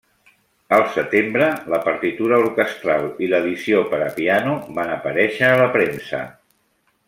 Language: Catalan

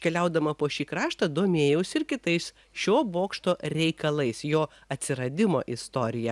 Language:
Lithuanian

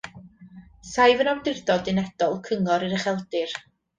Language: Welsh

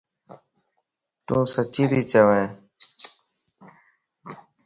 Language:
Lasi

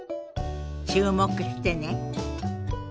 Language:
Japanese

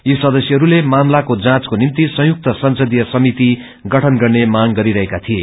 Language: Nepali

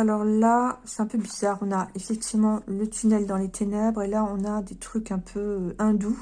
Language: French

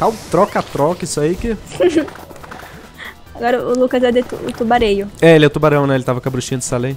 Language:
Portuguese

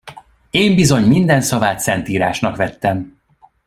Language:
Hungarian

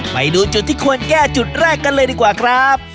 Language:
Thai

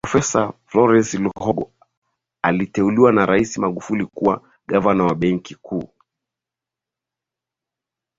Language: Swahili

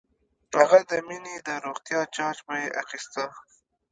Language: Pashto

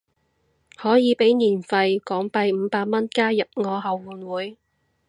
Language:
Cantonese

